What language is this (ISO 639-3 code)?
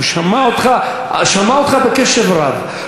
heb